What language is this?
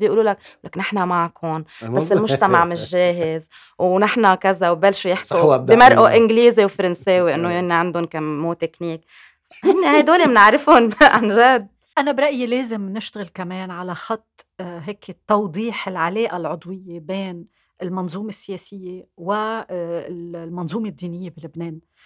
Arabic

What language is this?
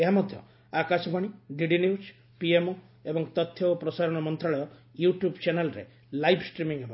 Odia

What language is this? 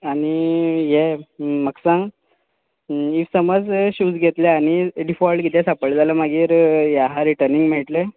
Konkani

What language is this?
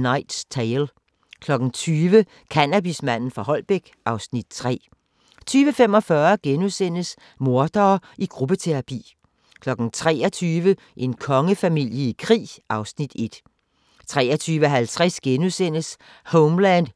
Danish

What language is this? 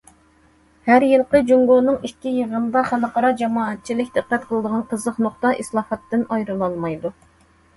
Uyghur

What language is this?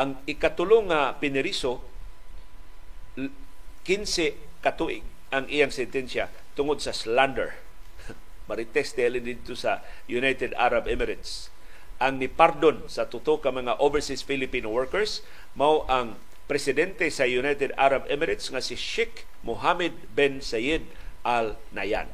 Filipino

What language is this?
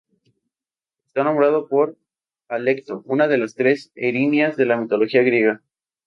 Spanish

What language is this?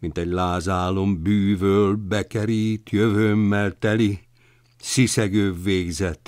Hungarian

